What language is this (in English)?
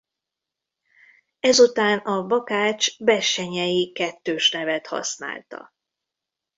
Hungarian